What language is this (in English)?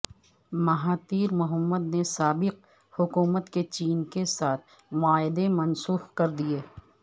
Urdu